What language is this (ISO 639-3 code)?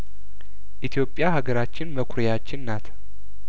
amh